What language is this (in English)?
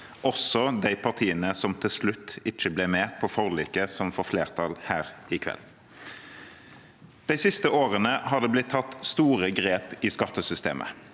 Norwegian